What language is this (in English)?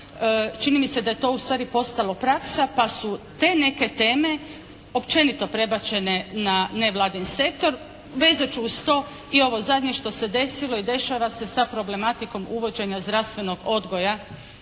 Croatian